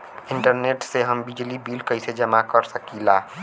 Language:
Bhojpuri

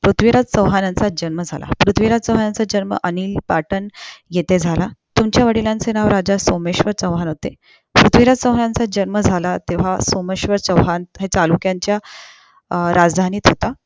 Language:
Marathi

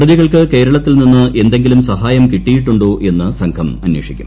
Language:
Malayalam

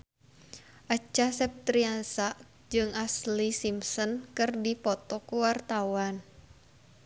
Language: Sundanese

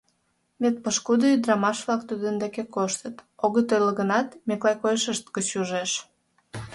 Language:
Mari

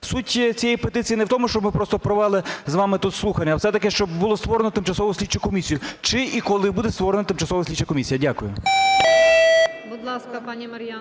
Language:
Ukrainian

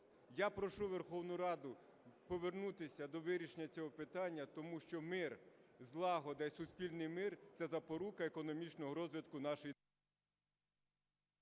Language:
Ukrainian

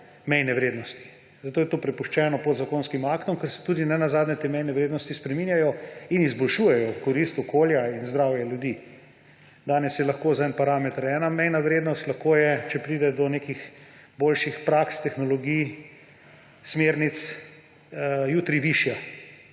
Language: Slovenian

